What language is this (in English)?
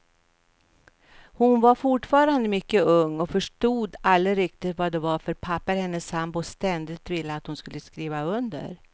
Swedish